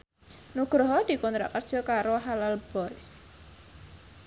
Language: Javanese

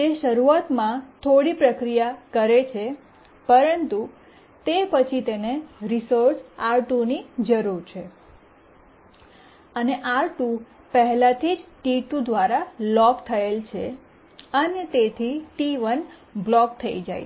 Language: Gujarati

